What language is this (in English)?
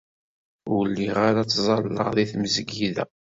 Kabyle